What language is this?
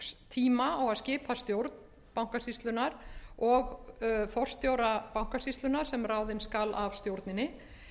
Icelandic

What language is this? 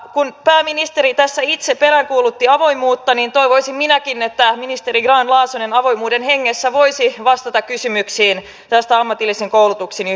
Finnish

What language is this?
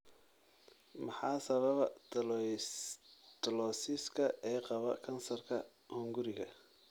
Somali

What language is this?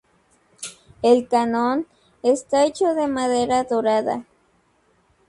Spanish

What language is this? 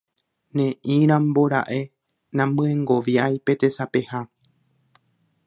Guarani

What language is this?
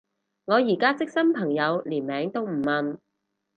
Cantonese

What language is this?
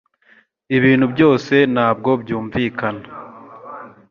Kinyarwanda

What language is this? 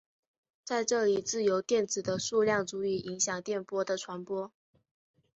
Chinese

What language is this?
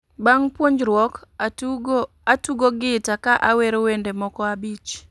Luo (Kenya and Tanzania)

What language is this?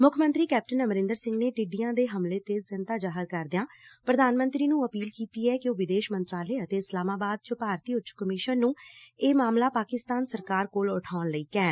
Punjabi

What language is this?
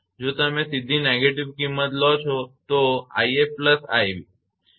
Gujarati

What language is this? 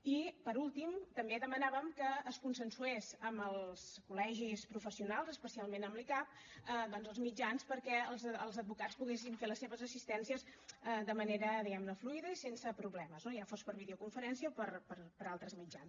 Catalan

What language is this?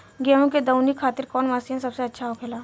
Bhojpuri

